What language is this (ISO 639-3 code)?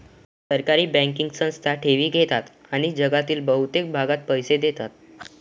mar